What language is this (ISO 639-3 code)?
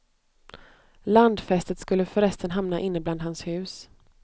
swe